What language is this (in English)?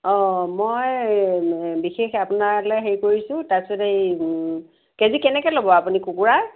Assamese